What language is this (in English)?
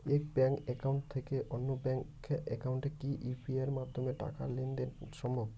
Bangla